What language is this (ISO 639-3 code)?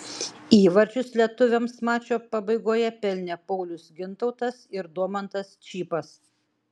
lit